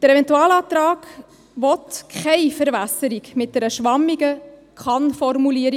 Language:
Swiss German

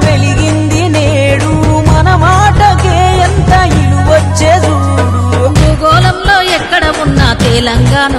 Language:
Hindi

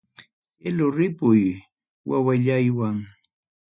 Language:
Ayacucho Quechua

